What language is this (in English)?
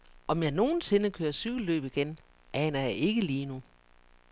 Danish